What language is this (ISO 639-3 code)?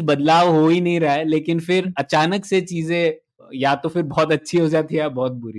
hin